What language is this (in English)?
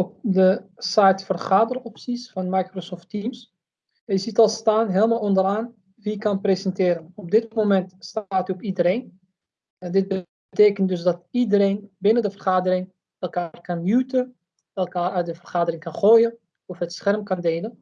Dutch